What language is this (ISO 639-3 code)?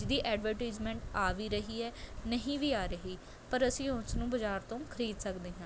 pan